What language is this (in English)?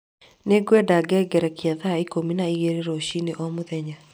Kikuyu